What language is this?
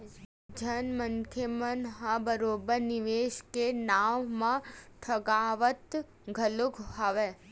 Chhattisgarhi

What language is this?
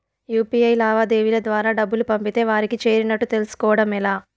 Telugu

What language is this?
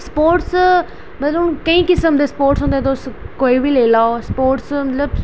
Dogri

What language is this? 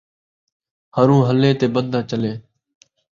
Saraiki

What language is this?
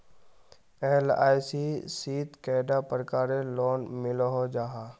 Magahi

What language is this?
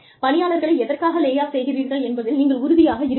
Tamil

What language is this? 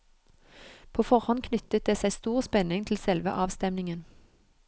Norwegian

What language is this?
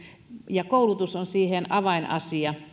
Finnish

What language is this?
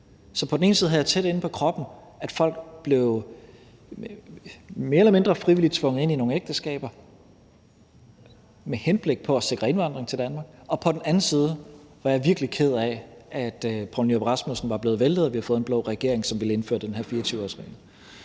Danish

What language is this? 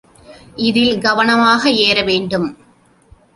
Tamil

